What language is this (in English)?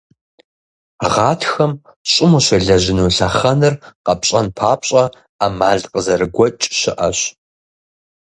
Kabardian